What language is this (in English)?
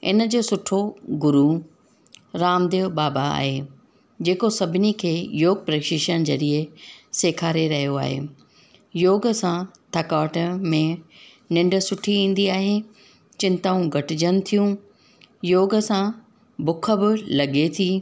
Sindhi